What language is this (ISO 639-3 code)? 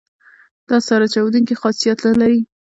pus